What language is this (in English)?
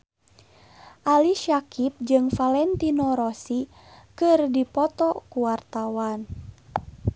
Sundanese